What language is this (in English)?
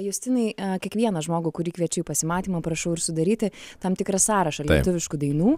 Lithuanian